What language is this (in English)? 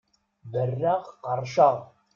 Kabyle